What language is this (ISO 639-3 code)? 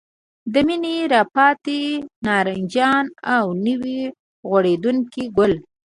pus